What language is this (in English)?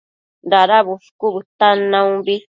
Matsés